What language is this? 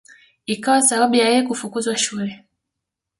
Swahili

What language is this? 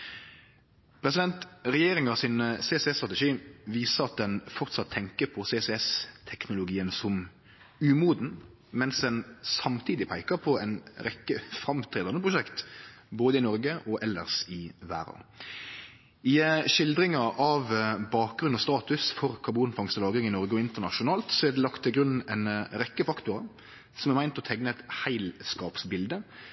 Norwegian Nynorsk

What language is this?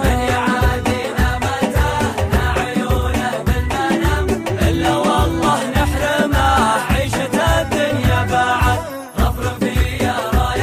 Arabic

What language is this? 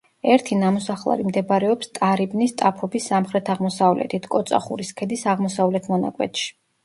Georgian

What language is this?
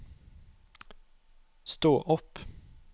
Norwegian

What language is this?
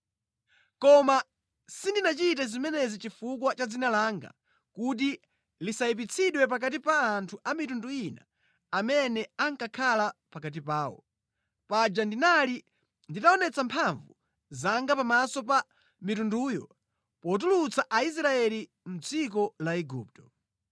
Nyanja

